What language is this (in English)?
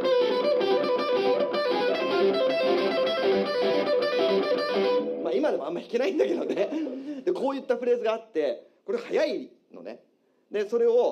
Japanese